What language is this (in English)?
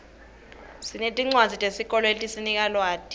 Swati